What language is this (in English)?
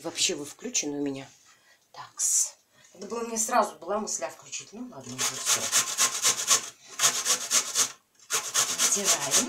Russian